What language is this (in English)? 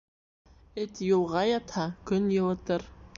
Bashkir